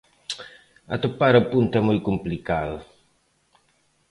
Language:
Galician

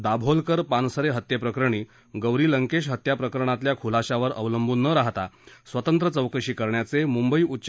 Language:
Marathi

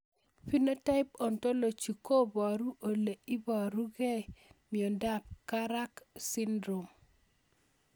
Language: Kalenjin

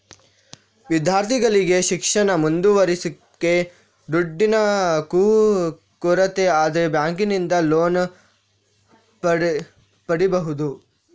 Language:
Kannada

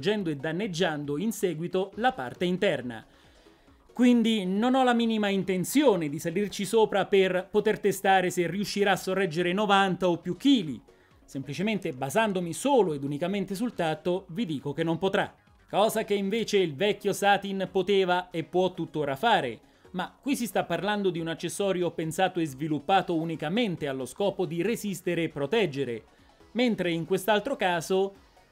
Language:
Italian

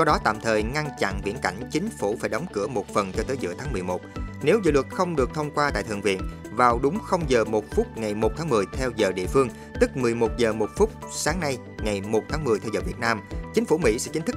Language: Vietnamese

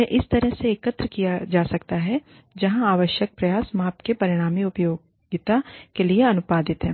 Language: Hindi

